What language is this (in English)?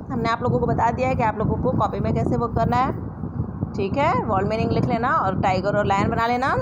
Hindi